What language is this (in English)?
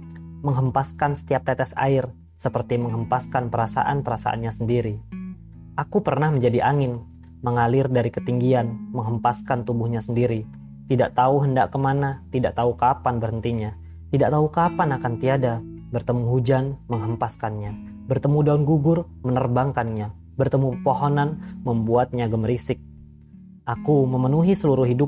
Indonesian